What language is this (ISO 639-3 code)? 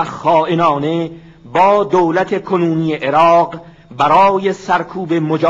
fas